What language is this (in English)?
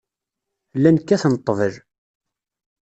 Kabyle